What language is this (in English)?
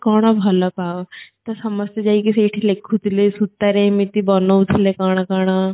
Odia